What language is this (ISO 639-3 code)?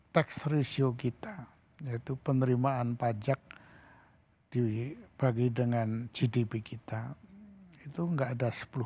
ind